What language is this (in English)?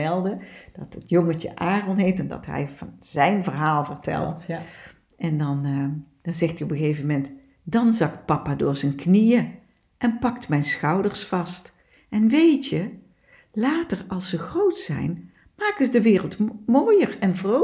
Dutch